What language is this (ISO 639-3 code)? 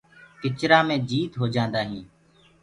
ggg